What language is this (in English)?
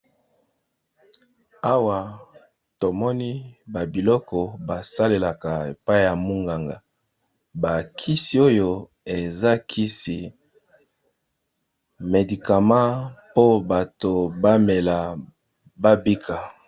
Lingala